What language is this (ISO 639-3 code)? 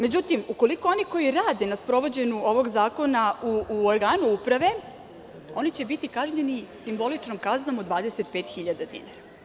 srp